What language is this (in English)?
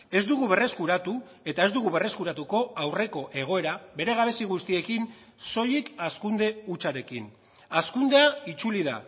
Basque